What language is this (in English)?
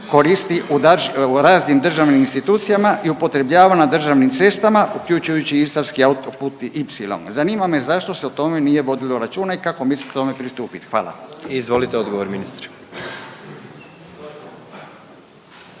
Croatian